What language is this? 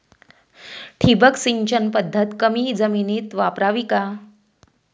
Marathi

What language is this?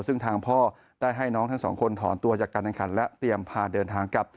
Thai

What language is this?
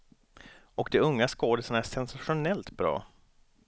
Swedish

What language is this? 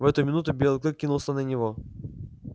Russian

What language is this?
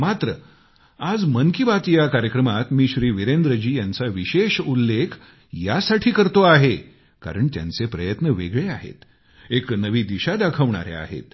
Marathi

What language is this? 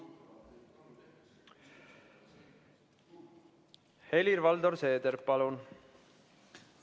Estonian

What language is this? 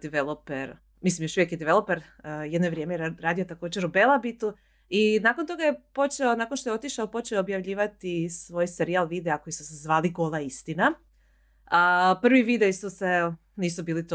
Croatian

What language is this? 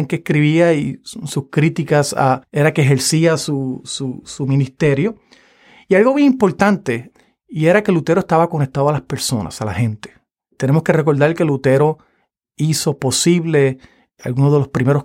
Spanish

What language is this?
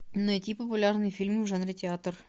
Russian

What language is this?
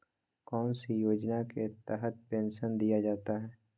Magahi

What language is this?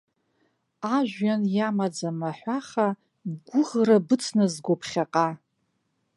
Abkhazian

